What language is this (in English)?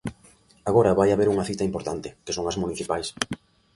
Galician